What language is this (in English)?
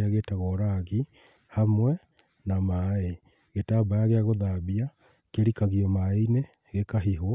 Kikuyu